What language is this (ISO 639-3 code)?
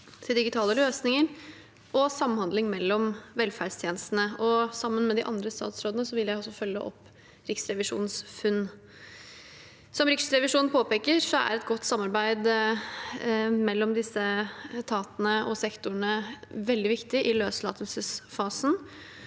nor